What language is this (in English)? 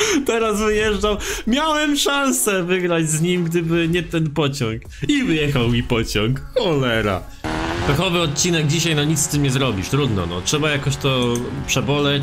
Polish